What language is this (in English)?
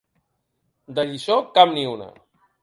Catalan